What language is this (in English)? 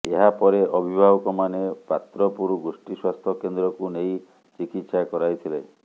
Odia